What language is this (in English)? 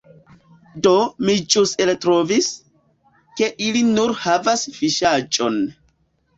Esperanto